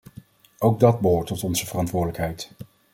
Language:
Dutch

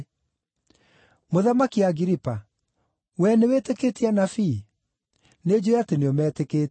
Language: Kikuyu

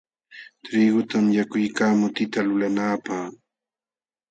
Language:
Jauja Wanca Quechua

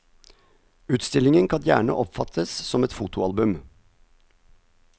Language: Norwegian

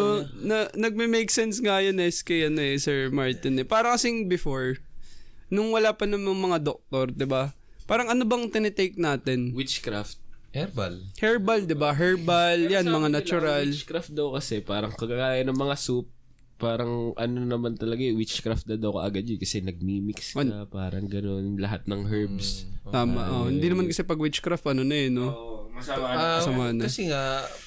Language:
Filipino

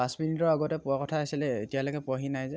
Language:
Assamese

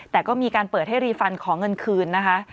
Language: Thai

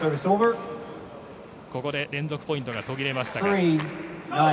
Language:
Japanese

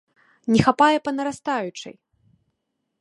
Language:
Belarusian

